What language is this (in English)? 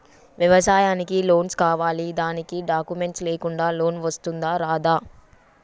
Telugu